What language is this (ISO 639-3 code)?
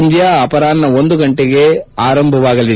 kan